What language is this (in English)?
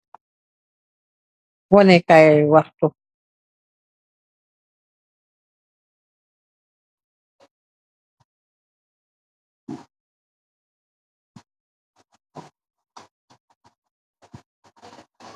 Wolof